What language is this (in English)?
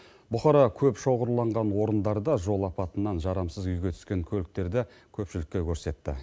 Kazakh